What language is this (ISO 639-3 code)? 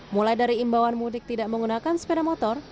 ind